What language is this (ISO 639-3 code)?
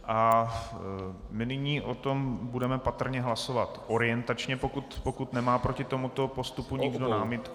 ces